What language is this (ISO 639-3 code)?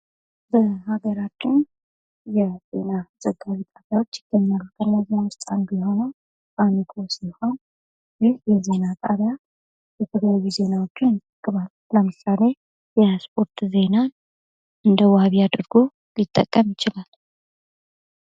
amh